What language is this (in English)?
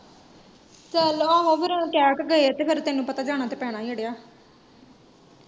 Punjabi